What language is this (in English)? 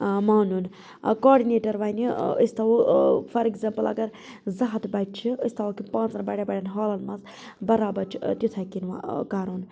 Kashmiri